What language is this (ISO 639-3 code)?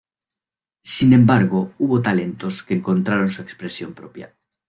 spa